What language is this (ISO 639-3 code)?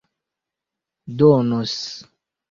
epo